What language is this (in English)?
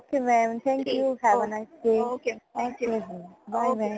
Punjabi